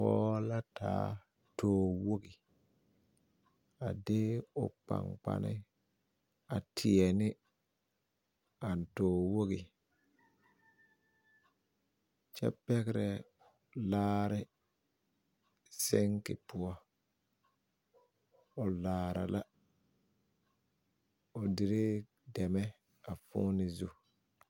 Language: Southern Dagaare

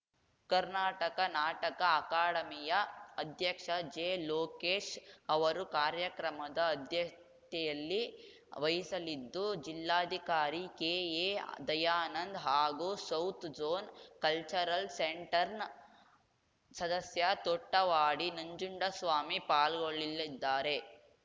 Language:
Kannada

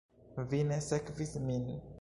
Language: Esperanto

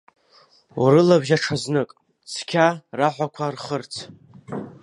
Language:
Abkhazian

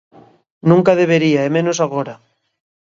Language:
Galician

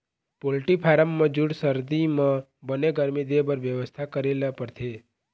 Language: Chhattisgarhi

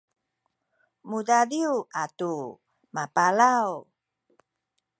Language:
Sakizaya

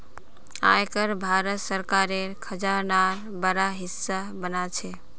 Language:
Magahi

